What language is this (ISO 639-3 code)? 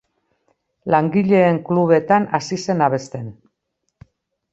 eus